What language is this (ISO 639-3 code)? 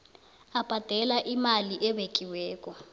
nbl